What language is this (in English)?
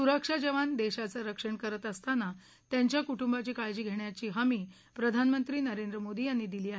Marathi